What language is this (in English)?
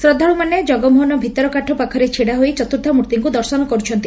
Odia